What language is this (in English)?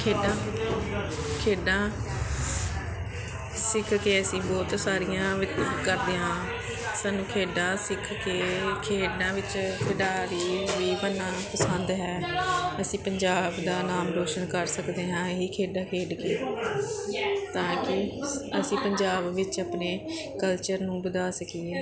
Punjabi